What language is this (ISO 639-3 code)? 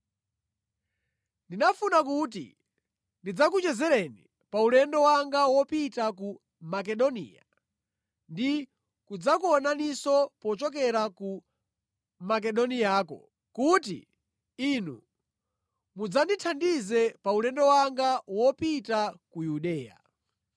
nya